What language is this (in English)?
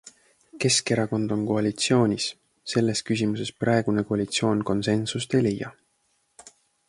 Estonian